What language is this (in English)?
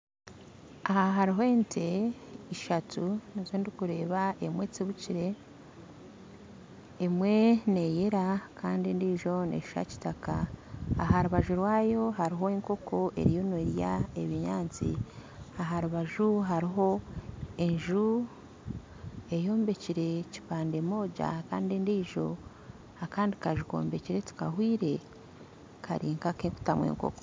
Nyankole